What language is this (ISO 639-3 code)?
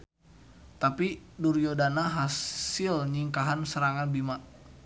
sun